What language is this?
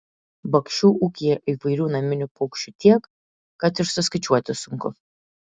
Lithuanian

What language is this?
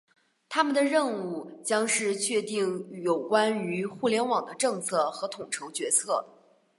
Chinese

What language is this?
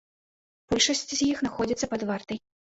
Belarusian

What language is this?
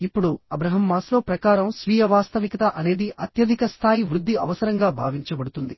Telugu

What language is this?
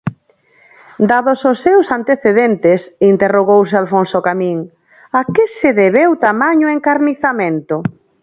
Galician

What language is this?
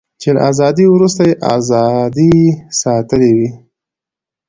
Pashto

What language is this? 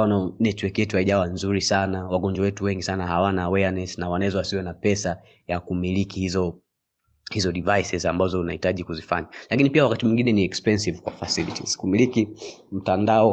Swahili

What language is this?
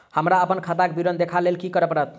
Maithili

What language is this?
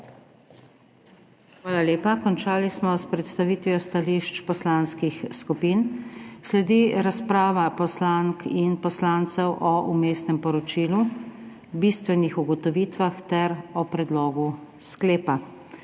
Slovenian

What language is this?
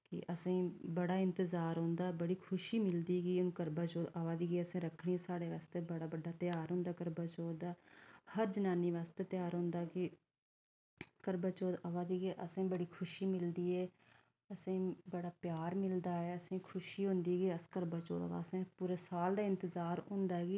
Dogri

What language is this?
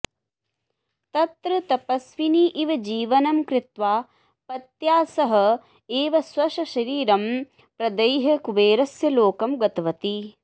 Sanskrit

